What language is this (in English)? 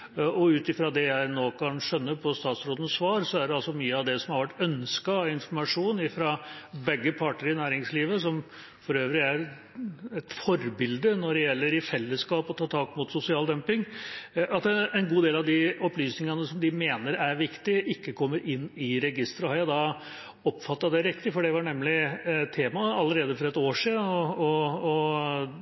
Norwegian Bokmål